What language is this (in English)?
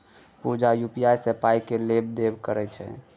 Maithili